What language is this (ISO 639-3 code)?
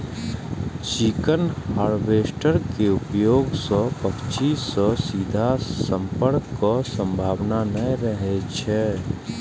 mai